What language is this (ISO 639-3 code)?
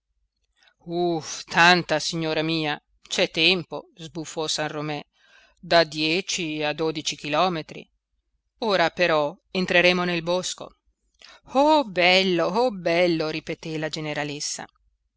ita